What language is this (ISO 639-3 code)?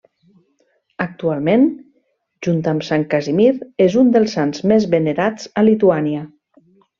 cat